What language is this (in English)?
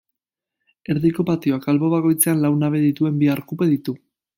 Basque